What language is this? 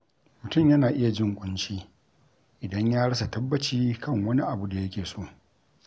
Hausa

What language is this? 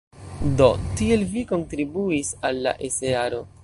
Esperanto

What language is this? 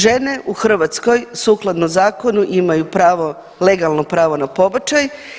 Croatian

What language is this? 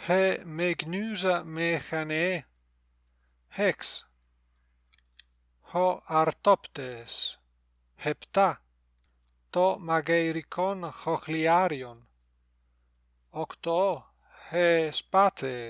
Greek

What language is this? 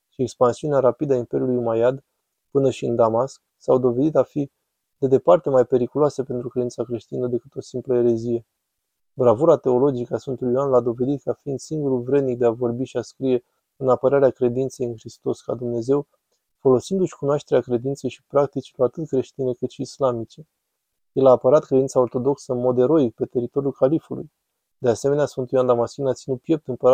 Romanian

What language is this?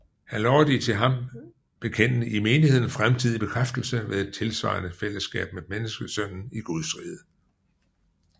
Danish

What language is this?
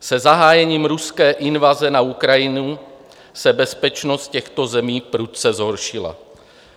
Czech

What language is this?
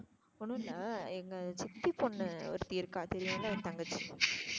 Tamil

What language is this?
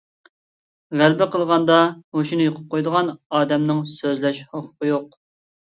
Uyghur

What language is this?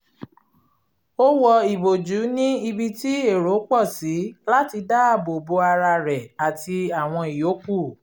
Yoruba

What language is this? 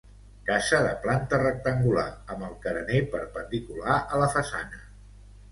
Catalan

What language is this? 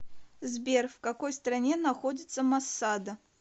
Russian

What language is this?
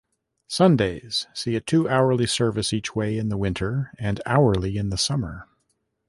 English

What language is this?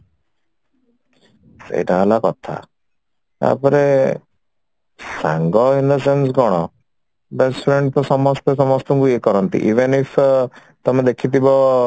Odia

